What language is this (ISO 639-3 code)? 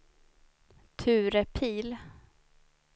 swe